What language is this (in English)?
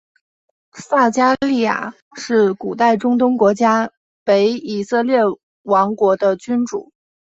Chinese